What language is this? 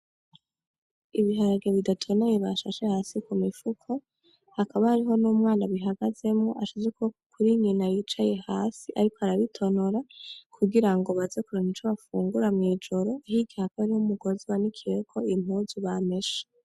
Rundi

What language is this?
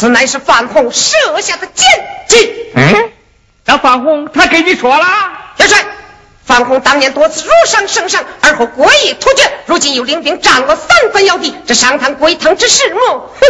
Chinese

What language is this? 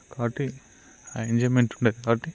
Telugu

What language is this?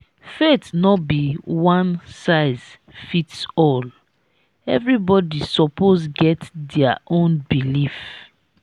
Nigerian Pidgin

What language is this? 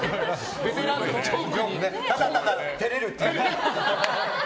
Japanese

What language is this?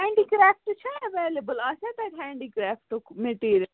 Kashmiri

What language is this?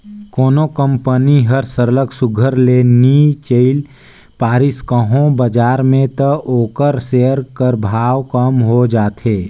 Chhattisgarhi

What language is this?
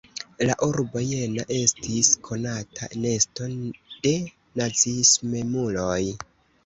Esperanto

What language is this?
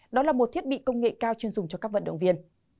Vietnamese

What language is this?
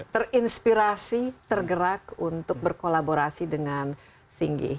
Indonesian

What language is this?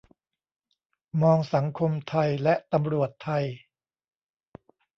Thai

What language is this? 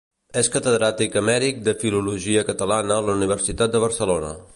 Catalan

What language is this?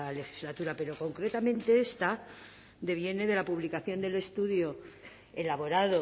Spanish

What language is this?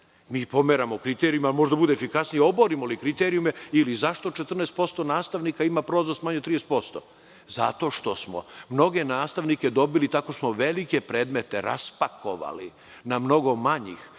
Serbian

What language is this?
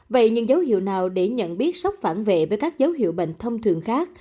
Vietnamese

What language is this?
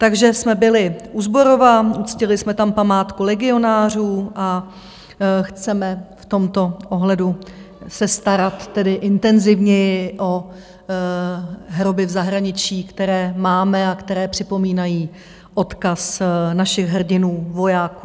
Czech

